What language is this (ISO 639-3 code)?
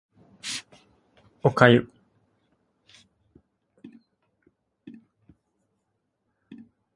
jpn